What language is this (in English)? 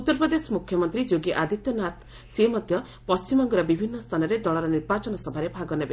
Odia